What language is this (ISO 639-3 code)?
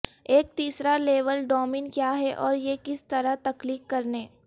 urd